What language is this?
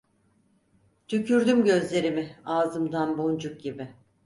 Turkish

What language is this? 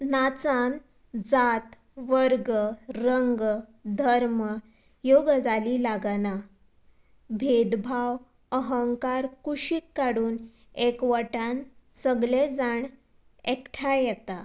Konkani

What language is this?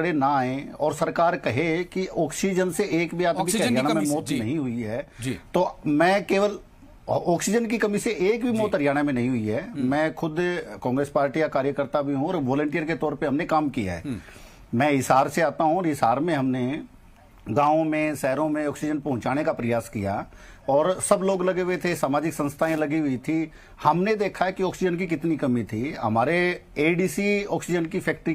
Hindi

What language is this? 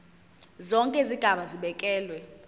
Zulu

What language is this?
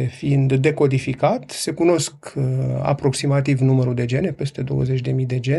Romanian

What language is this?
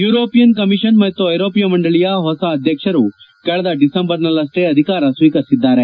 Kannada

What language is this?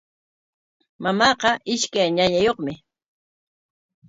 Corongo Ancash Quechua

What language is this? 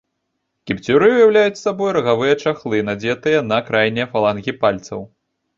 Belarusian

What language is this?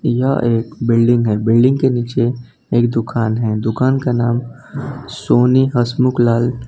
Hindi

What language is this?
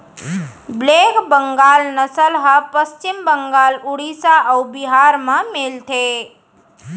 Chhattisgarhi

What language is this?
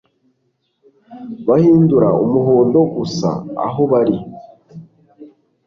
Kinyarwanda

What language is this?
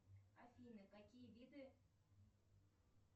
Russian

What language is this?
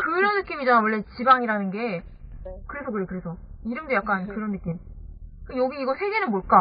Korean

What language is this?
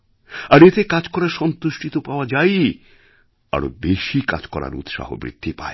Bangla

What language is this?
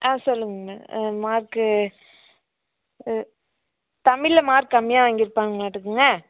Tamil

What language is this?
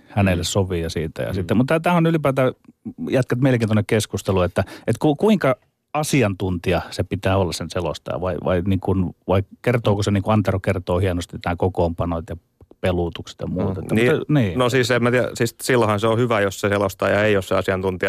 Finnish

